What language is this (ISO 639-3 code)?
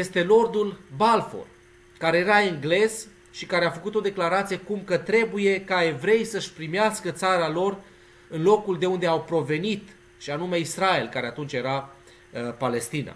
ron